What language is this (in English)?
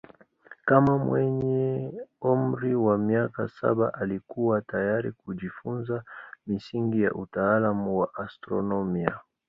Swahili